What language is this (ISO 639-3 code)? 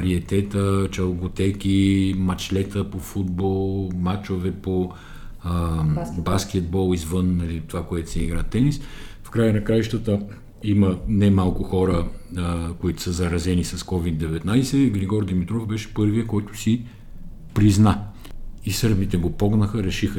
bul